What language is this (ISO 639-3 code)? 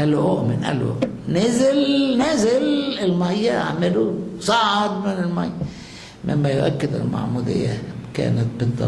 ara